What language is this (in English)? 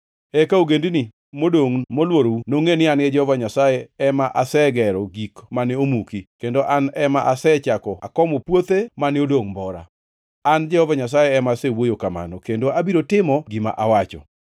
Luo (Kenya and Tanzania)